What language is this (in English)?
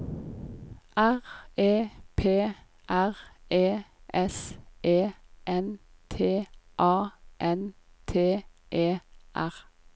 Norwegian